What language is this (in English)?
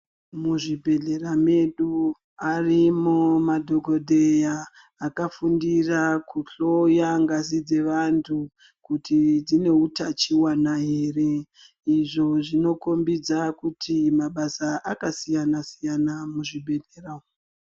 Ndau